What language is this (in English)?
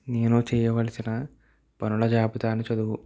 Telugu